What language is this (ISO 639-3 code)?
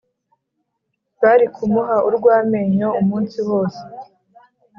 kin